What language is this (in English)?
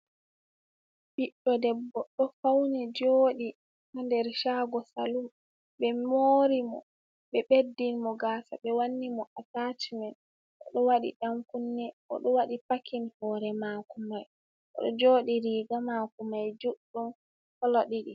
Fula